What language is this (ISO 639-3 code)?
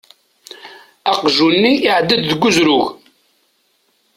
kab